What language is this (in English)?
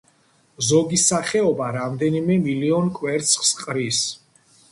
Georgian